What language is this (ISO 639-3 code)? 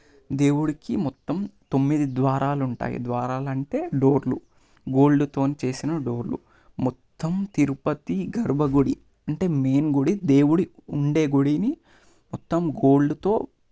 tel